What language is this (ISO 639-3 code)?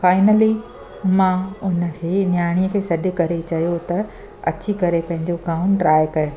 snd